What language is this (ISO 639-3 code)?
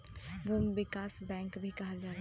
bho